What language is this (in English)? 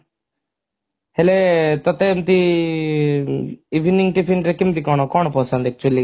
Odia